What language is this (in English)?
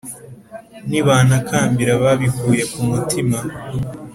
Kinyarwanda